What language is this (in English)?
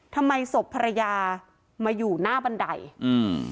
Thai